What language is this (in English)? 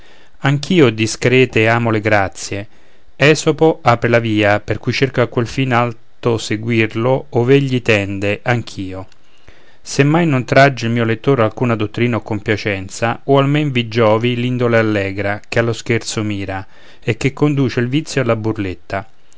Italian